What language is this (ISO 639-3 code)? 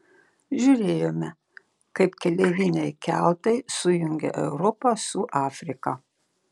lit